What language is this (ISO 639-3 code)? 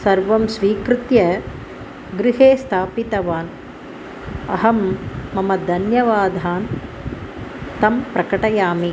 san